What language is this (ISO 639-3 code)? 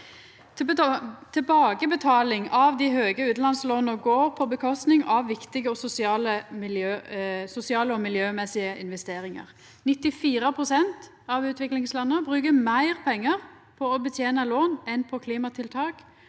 nor